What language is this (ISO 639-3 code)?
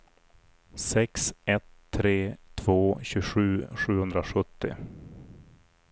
swe